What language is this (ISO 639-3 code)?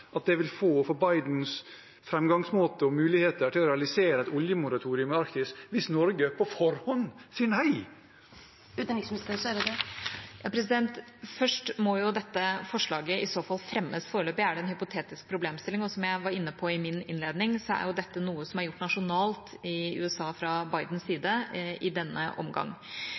nob